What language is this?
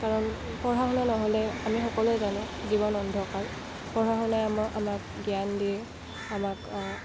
Assamese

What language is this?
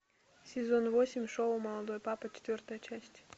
Russian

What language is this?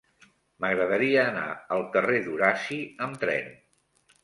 Catalan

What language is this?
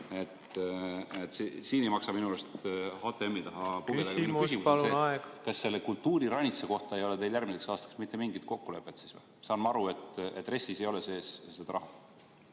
Estonian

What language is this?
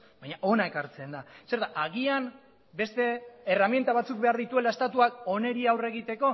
Basque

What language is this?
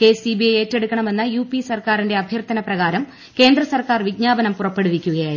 Malayalam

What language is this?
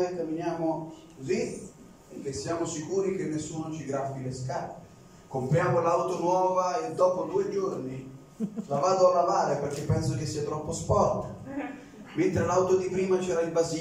Italian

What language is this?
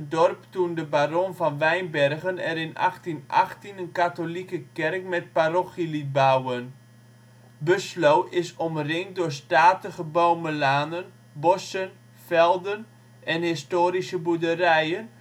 Dutch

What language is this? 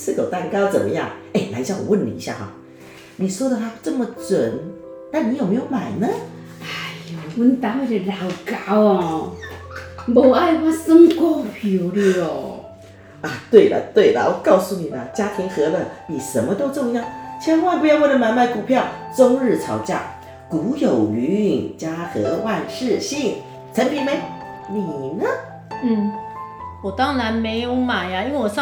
Chinese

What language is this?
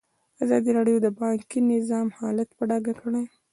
Pashto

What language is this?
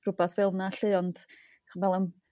Welsh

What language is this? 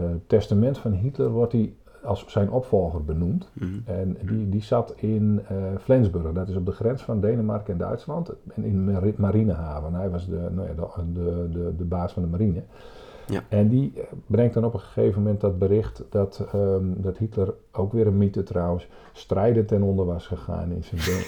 Dutch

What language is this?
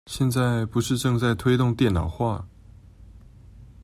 Chinese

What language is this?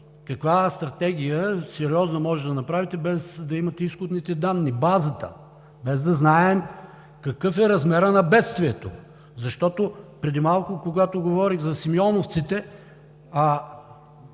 Bulgarian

